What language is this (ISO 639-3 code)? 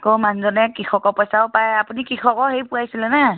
asm